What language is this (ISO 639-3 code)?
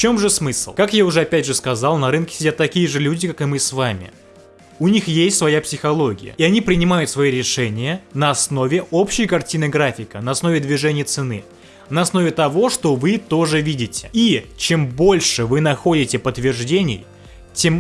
rus